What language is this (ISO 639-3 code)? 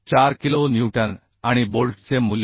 mar